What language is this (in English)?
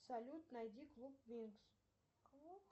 Russian